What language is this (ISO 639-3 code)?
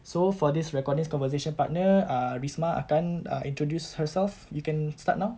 eng